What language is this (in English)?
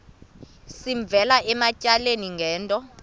Xhosa